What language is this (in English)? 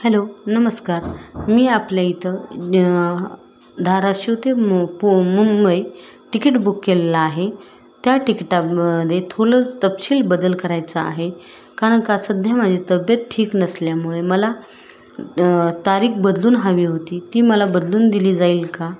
Marathi